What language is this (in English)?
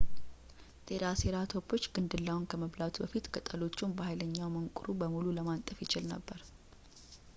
Amharic